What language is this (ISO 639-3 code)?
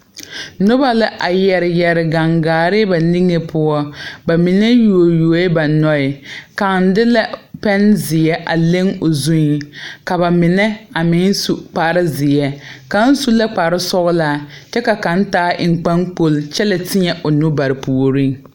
dga